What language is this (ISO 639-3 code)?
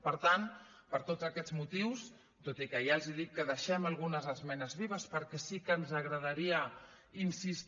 cat